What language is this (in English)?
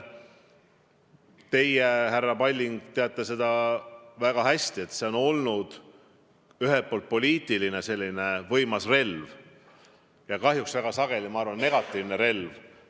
Estonian